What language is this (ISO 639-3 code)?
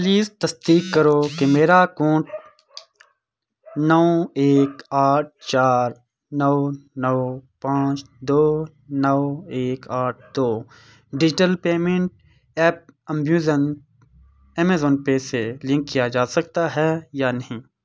urd